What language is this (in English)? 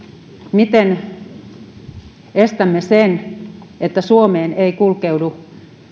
Finnish